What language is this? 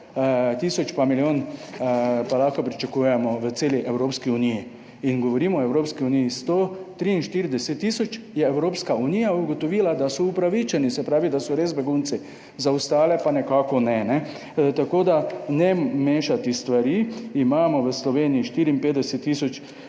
Slovenian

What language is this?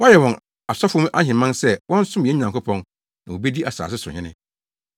Akan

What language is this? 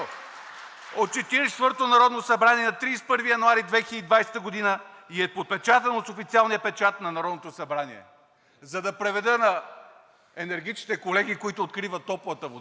Bulgarian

